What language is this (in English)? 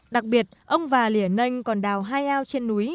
Vietnamese